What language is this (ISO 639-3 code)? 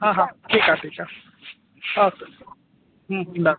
snd